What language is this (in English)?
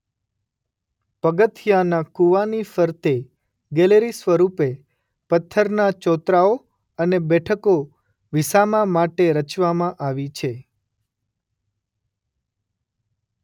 Gujarati